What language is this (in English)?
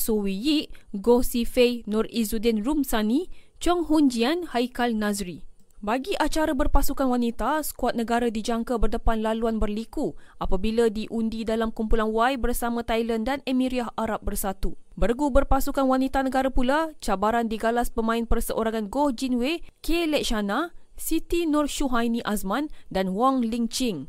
Malay